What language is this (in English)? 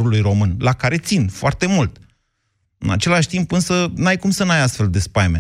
Romanian